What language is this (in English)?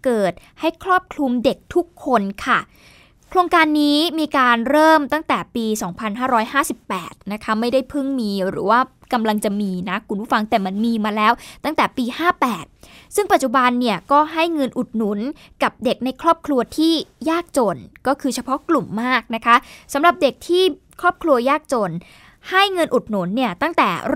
Thai